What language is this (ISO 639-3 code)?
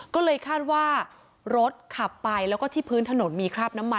tha